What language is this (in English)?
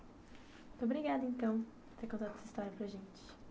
Portuguese